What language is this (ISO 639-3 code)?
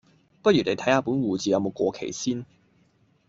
yue